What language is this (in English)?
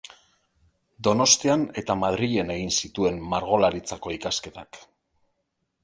Basque